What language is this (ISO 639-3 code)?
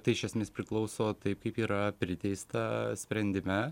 lit